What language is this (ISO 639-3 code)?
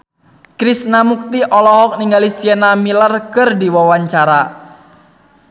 sun